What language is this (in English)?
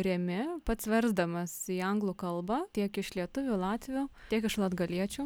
Lithuanian